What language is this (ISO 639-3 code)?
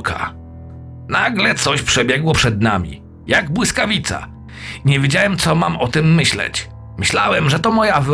pol